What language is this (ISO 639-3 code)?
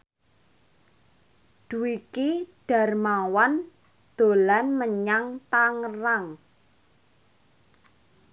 jav